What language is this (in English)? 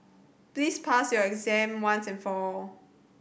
English